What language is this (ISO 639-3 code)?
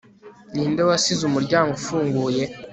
kin